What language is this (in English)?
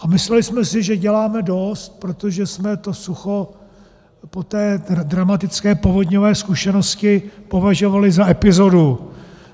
Czech